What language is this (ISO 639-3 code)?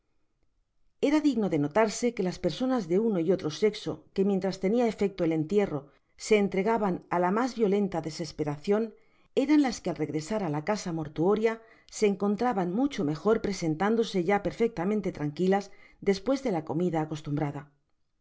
spa